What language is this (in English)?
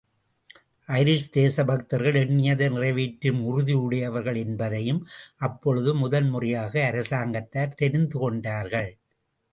Tamil